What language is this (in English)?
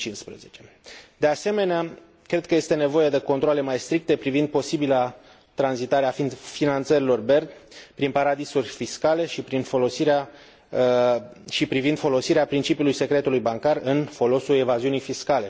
Romanian